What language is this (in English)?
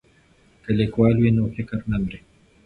Pashto